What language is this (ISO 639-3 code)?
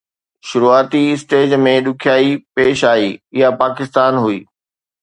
snd